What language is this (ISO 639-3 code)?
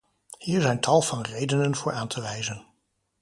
nld